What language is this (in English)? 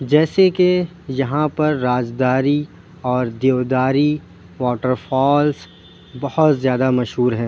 Urdu